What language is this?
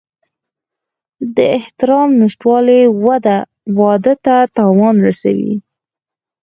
Pashto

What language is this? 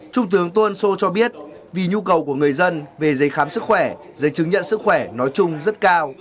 Vietnamese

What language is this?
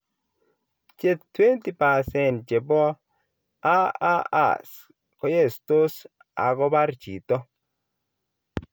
Kalenjin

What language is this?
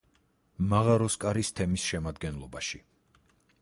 Georgian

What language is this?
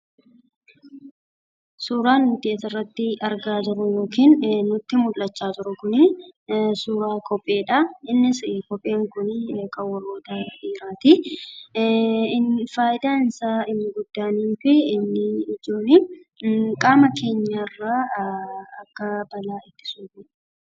Oromo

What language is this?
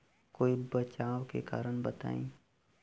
Bhojpuri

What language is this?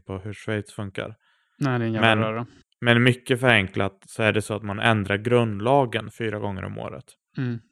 Swedish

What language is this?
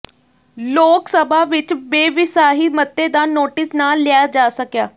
Punjabi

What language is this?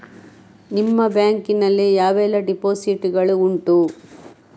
Kannada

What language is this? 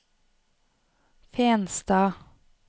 Norwegian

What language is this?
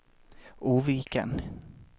Swedish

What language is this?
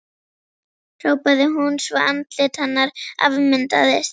Icelandic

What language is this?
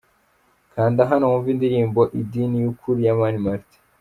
Kinyarwanda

